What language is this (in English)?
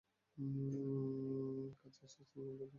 Bangla